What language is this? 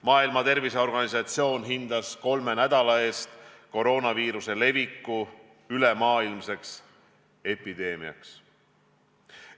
Estonian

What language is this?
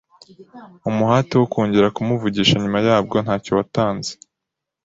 Kinyarwanda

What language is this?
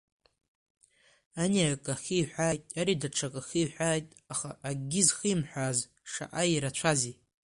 Abkhazian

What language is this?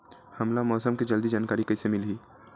Chhattisgarhi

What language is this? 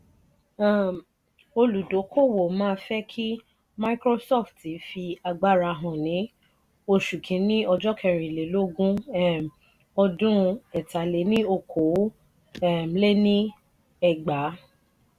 Yoruba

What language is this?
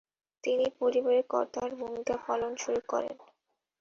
Bangla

